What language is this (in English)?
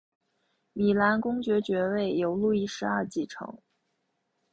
Chinese